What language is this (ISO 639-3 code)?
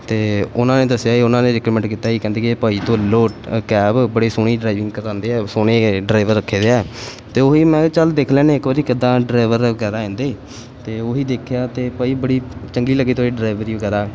pan